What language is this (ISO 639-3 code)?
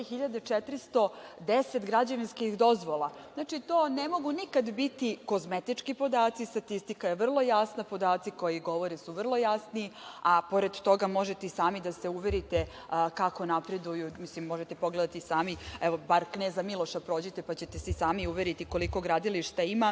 srp